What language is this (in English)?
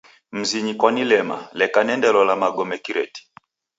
Taita